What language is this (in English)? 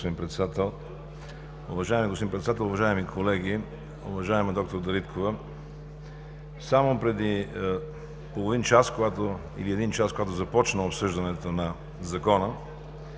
Bulgarian